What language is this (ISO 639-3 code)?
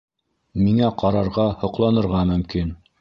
bak